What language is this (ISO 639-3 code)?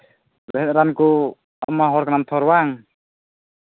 sat